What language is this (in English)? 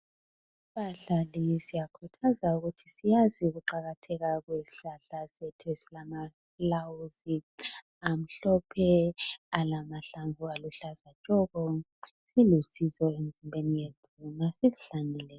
North Ndebele